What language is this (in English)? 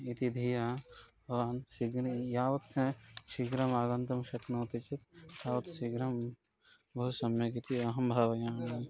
Sanskrit